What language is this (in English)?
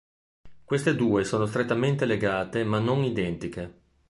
Italian